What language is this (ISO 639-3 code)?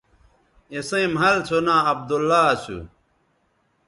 btv